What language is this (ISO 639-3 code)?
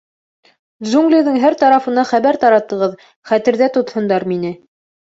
bak